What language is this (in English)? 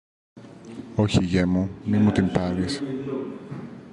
Greek